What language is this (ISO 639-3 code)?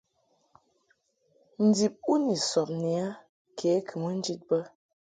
mhk